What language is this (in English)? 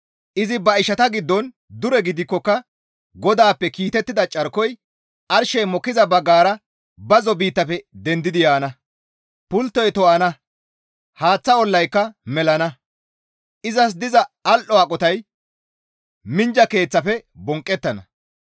Gamo